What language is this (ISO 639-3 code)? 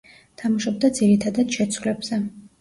kat